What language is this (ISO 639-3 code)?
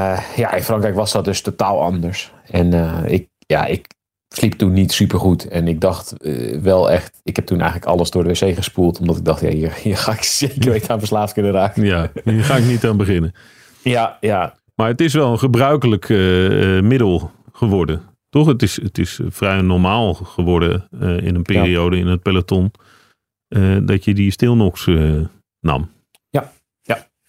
nld